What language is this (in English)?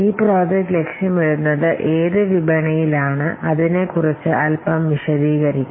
Malayalam